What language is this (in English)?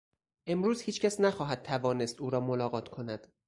Persian